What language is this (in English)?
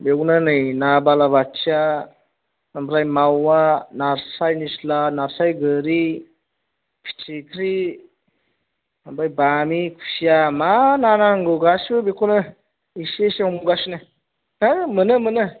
Bodo